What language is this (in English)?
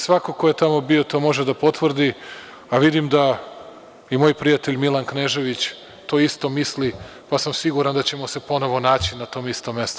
Serbian